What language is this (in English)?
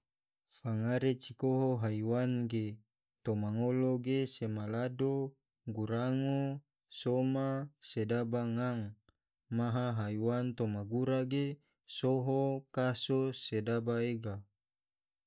Tidore